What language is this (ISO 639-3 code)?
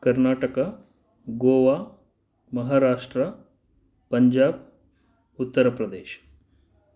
san